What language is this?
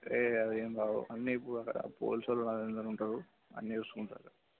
Telugu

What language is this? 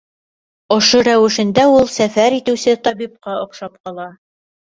Bashkir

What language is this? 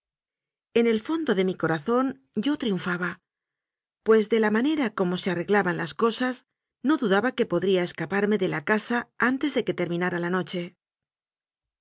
Spanish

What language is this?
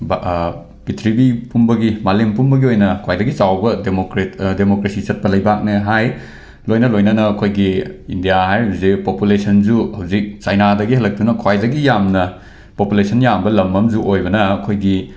Manipuri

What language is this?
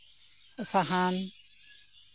Santali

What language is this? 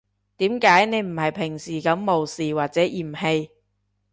Cantonese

